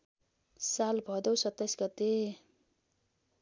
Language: Nepali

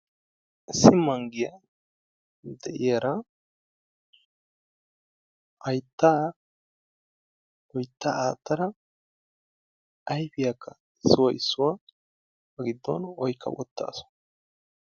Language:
Wolaytta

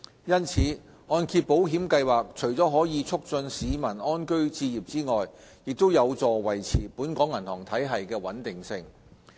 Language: Cantonese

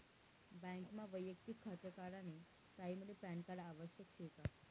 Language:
Marathi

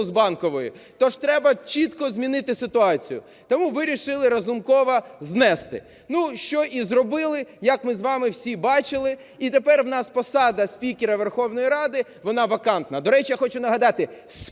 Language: Ukrainian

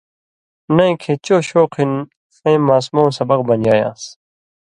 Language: Indus Kohistani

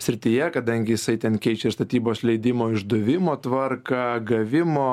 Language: Lithuanian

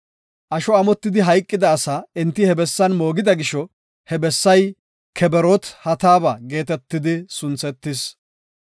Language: Gofa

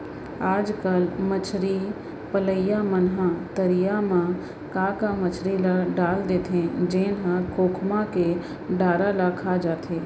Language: Chhattisgarhi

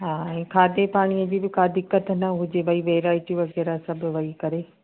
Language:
Sindhi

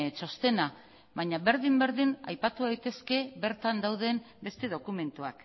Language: Basque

